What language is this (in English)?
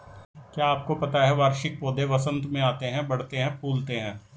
Hindi